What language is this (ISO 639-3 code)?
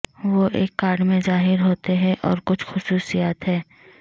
urd